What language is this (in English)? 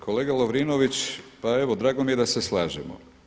Croatian